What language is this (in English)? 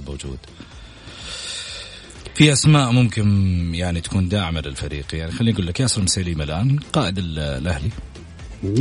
Arabic